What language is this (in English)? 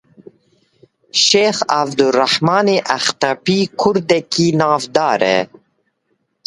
Kurdish